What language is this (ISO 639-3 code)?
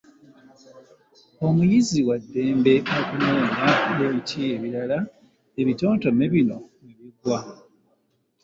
lug